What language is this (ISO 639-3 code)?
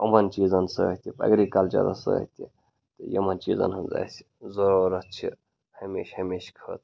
kas